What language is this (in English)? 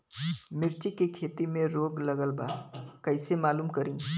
Bhojpuri